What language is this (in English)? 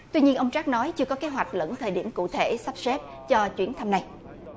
Vietnamese